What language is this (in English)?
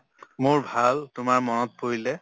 Assamese